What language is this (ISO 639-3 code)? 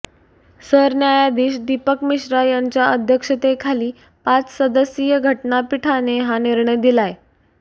mar